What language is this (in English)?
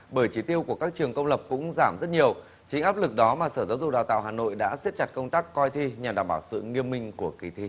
Vietnamese